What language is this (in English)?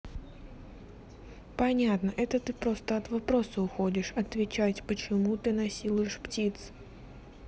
Russian